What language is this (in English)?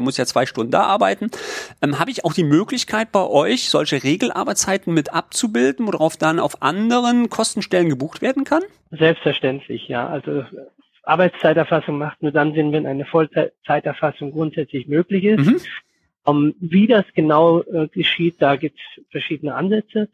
German